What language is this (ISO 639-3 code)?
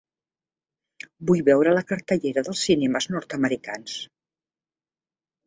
cat